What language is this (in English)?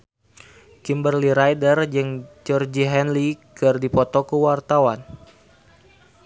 Sundanese